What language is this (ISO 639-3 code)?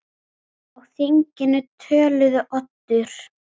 isl